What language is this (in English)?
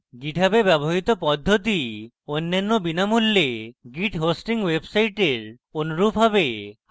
Bangla